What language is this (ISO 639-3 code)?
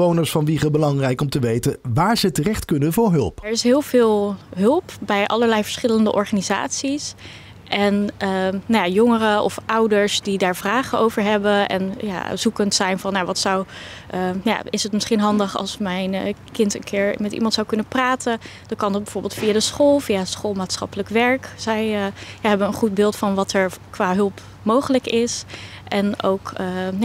nld